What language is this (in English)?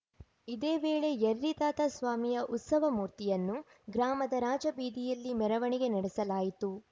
Kannada